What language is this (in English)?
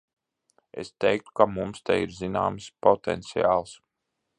Latvian